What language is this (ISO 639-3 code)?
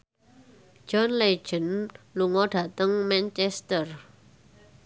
jav